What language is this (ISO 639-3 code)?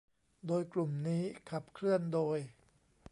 tha